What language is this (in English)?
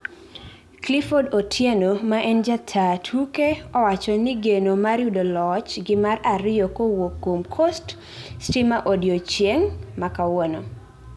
Luo (Kenya and Tanzania)